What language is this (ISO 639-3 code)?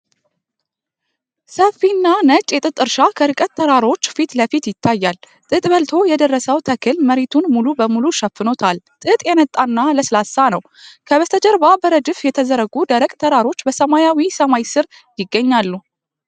amh